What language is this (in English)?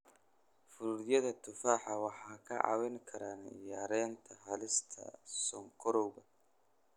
Somali